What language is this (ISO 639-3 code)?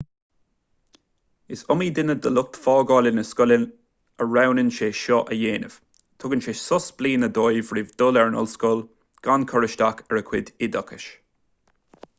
gle